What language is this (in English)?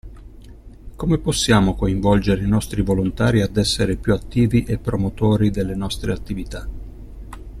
Italian